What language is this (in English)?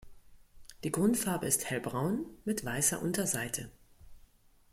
German